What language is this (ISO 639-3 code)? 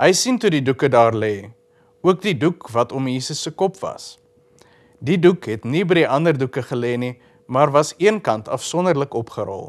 nld